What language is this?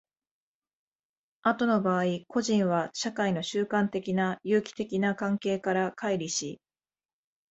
Japanese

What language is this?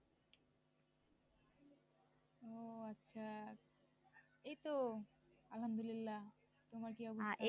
Bangla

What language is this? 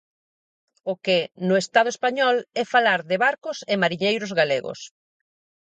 Galician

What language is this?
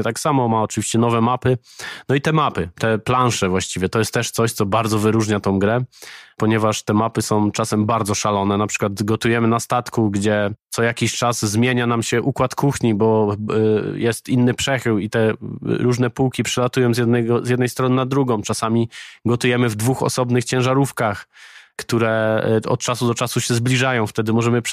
Polish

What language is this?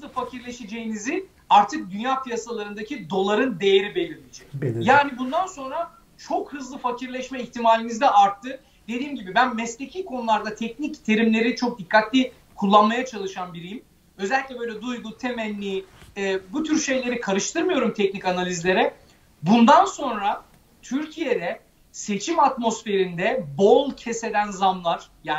Turkish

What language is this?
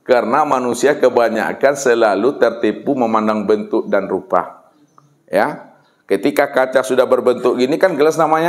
Indonesian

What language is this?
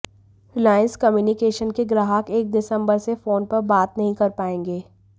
Hindi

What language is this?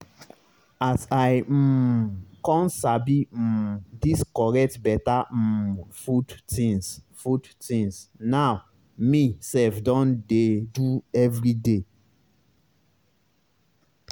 Nigerian Pidgin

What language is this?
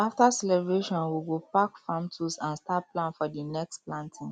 Nigerian Pidgin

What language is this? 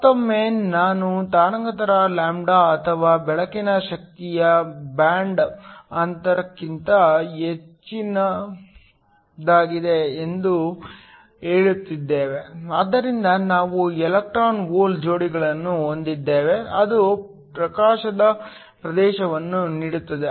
Kannada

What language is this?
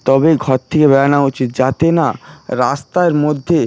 Bangla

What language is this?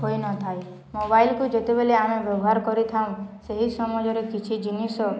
Odia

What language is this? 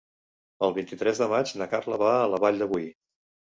Catalan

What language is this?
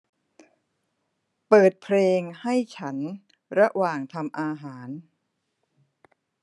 Thai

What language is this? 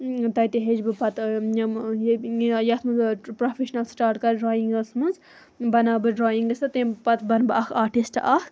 Kashmiri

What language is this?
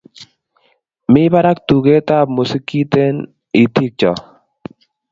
Kalenjin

